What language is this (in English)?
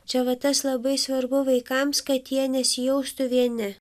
Lithuanian